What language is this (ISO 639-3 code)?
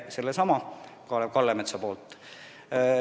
est